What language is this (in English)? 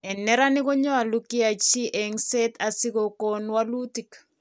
Kalenjin